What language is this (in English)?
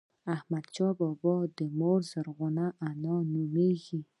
Pashto